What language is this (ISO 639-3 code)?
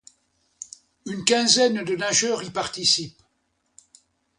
fra